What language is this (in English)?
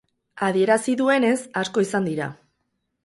Basque